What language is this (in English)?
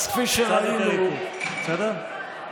Hebrew